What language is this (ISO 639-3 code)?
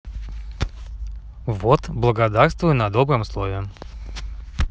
rus